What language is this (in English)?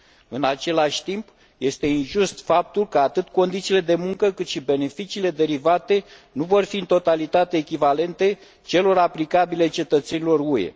Romanian